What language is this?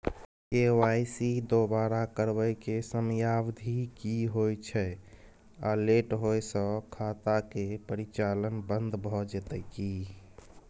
Maithili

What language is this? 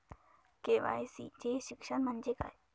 Marathi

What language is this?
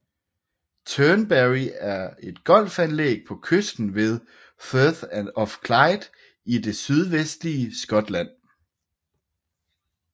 Danish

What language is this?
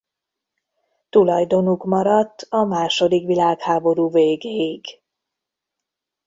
Hungarian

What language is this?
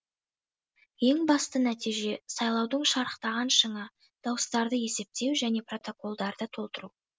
Kazakh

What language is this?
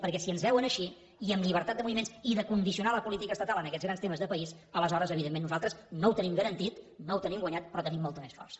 Catalan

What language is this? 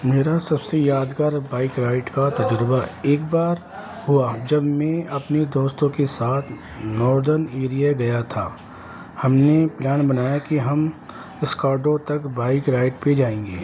Urdu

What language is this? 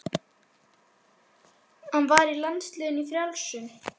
Icelandic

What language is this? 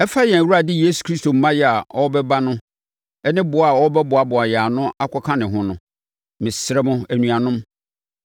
Akan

